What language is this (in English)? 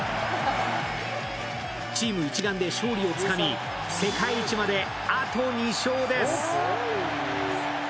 Japanese